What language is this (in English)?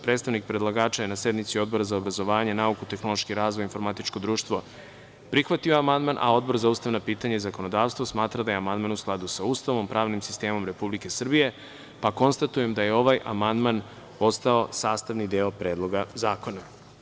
Serbian